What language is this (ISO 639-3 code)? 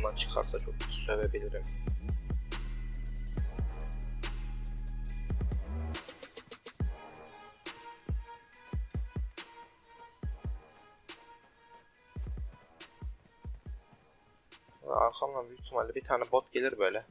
tur